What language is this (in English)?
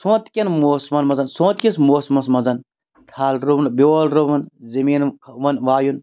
Kashmiri